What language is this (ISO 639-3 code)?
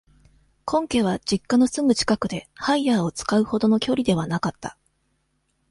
jpn